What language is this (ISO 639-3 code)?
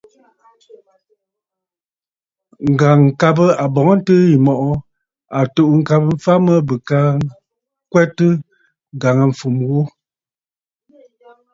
bfd